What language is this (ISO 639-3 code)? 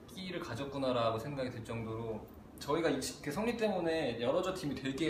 kor